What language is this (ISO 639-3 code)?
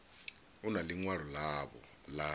ven